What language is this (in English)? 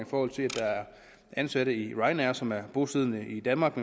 Danish